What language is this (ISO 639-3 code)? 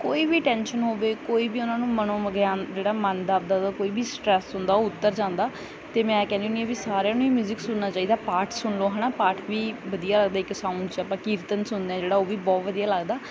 pan